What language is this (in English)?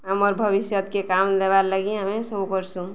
Odia